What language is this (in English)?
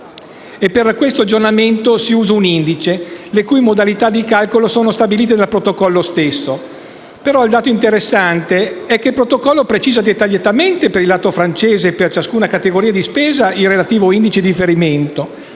Italian